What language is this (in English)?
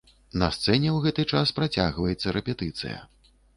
Belarusian